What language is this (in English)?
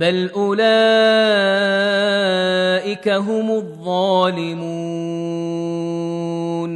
Arabic